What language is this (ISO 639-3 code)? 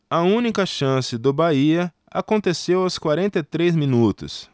por